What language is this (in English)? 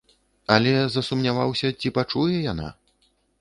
Belarusian